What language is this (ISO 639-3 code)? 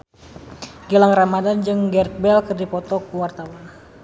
sun